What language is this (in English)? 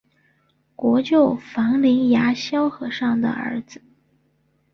Chinese